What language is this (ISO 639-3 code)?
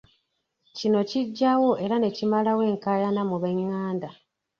lug